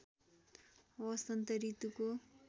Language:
Nepali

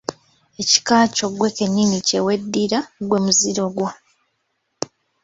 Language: Ganda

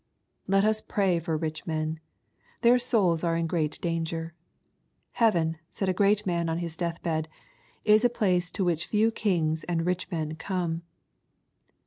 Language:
English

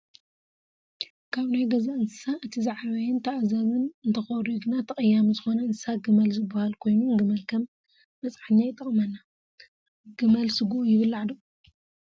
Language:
Tigrinya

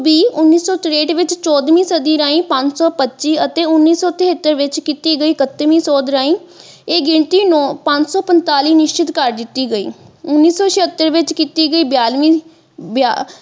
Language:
Punjabi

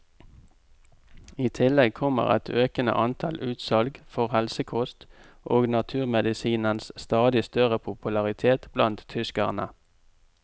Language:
Norwegian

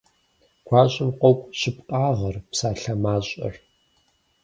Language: Kabardian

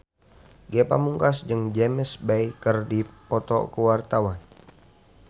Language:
Sundanese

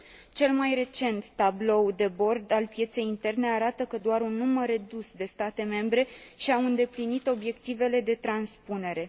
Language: Romanian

